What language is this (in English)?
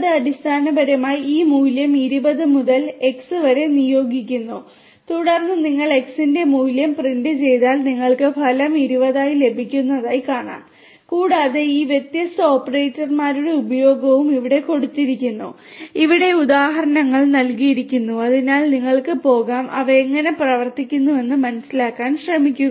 Malayalam